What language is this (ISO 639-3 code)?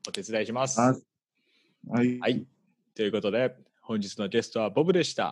jpn